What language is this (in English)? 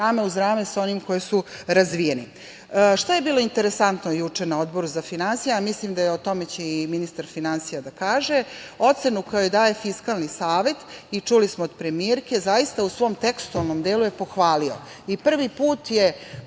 Serbian